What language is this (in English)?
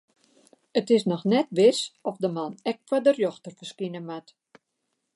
Western Frisian